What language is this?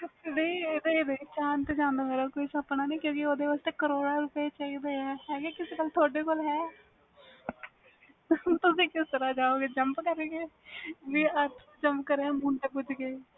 Punjabi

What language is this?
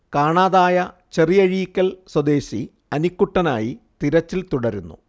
Malayalam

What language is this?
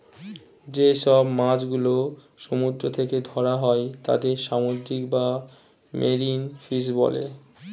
Bangla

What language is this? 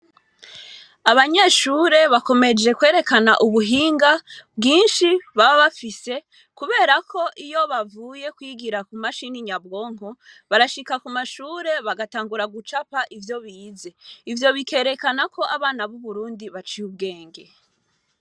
Rundi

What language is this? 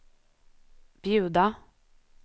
Swedish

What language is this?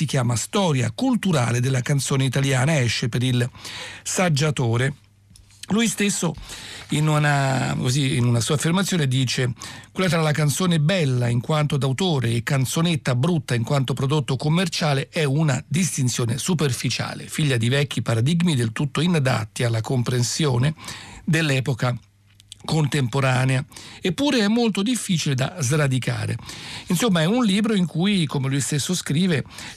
Italian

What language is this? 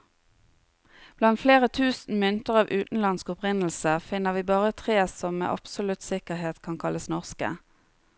Norwegian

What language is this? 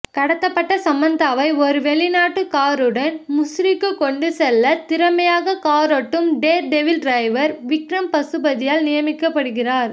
Tamil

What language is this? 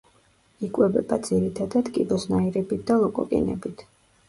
Georgian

